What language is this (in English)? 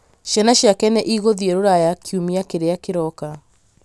Kikuyu